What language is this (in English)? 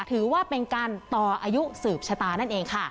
Thai